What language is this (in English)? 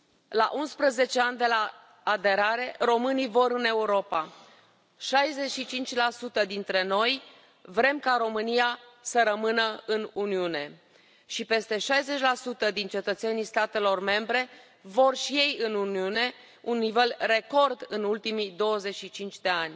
Romanian